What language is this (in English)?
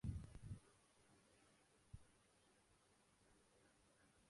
Urdu